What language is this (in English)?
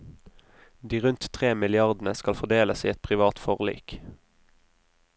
Norwegian